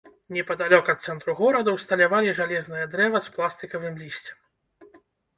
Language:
Belarusian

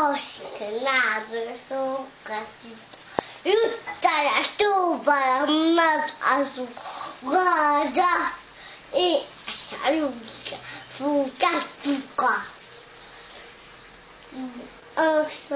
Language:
Hungarian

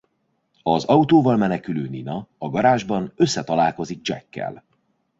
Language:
Hungarian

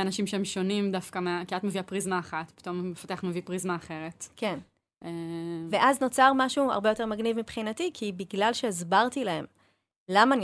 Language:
Hebrew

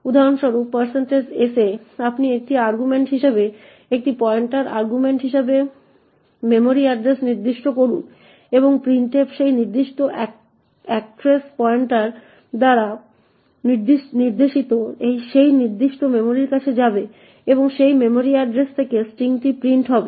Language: Bangla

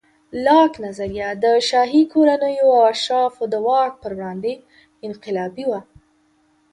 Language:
Pashto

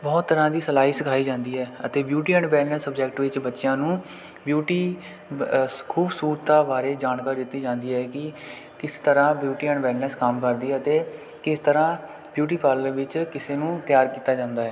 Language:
Punjabi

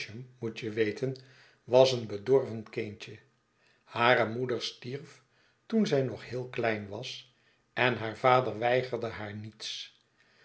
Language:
Dutch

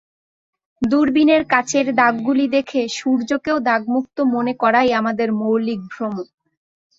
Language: Bangla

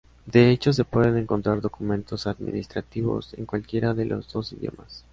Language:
Spanish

